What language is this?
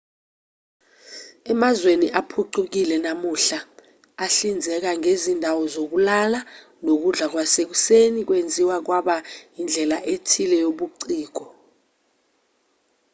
Zulu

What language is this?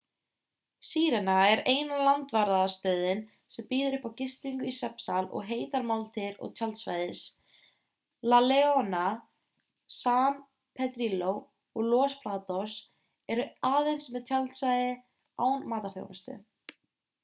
Icelandic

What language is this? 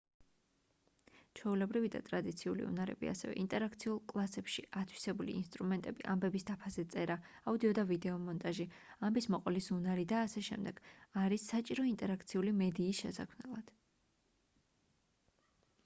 Georgian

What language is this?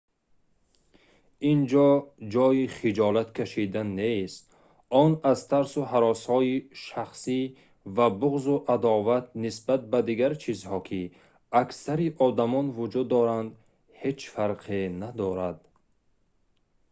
Tajik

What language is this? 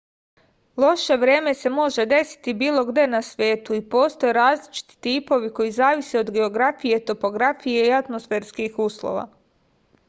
Serbian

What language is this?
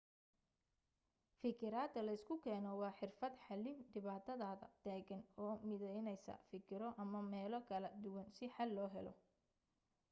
Somali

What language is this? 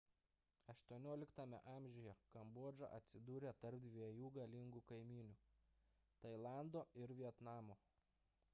Lithuanian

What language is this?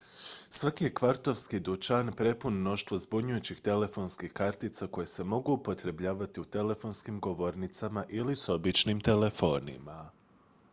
Croatian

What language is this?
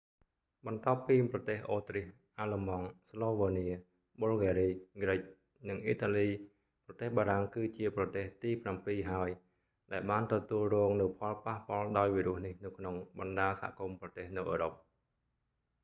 Khmer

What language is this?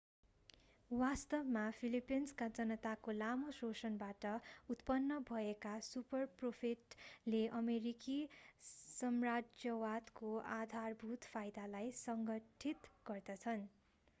Nepali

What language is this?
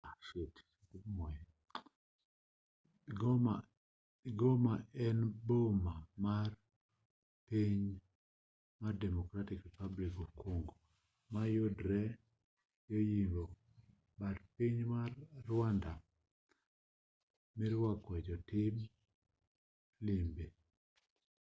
Luo (Kenya and Tanzania)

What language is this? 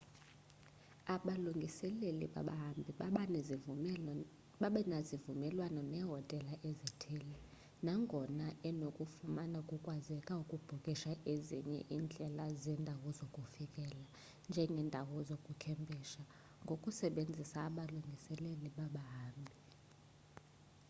Xhosa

